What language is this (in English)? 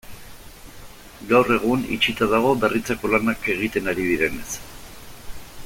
Basque